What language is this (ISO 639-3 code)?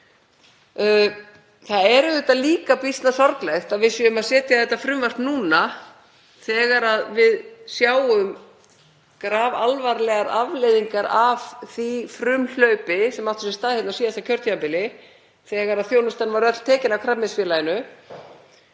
isl